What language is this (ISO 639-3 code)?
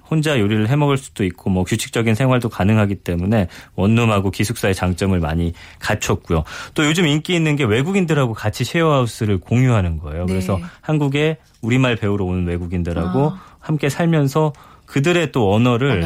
kor